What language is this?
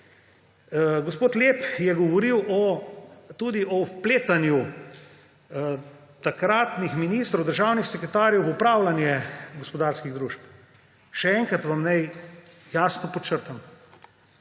Slovenian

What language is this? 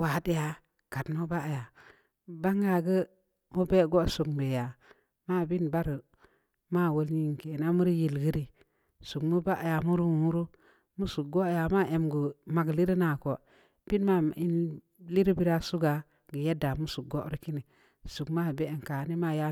Samba Leko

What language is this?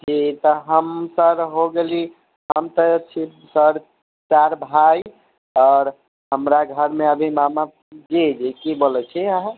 Maithili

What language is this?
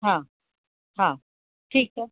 Sindhi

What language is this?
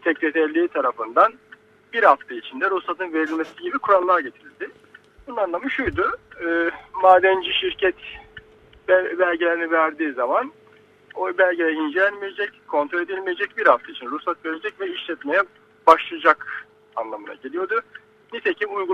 Turkish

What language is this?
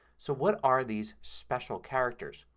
English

